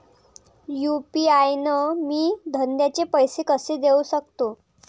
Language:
Marathi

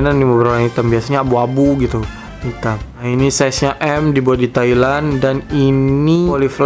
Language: Indonesian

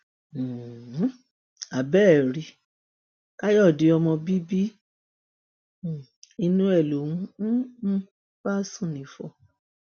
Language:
Yoruba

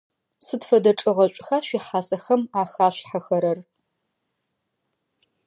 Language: Adyghe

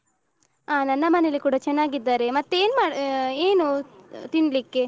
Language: Kannada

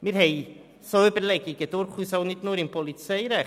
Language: Swiss German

